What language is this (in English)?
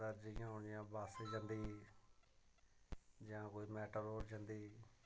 Dogri